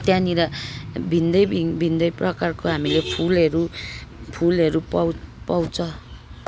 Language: Nepali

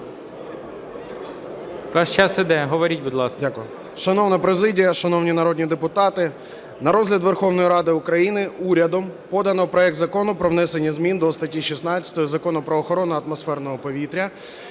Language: Ukrainian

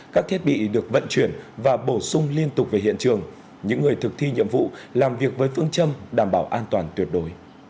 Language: Vietnamese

